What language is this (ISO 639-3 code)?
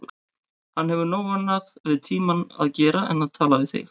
isl